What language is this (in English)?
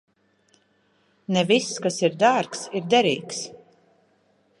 Latvian